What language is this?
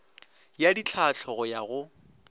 Northern Sotho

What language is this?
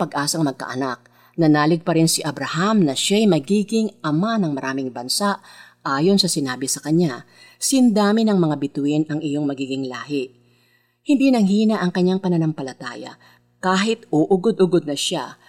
Filipino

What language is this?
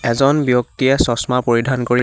Assamese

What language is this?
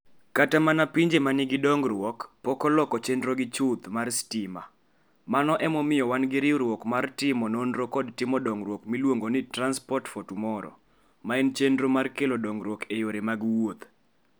Luo (Kenya and Tanzania)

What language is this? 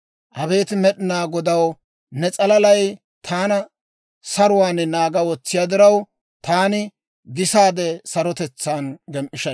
Dawro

